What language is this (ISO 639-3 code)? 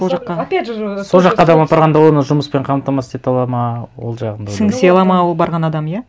kaz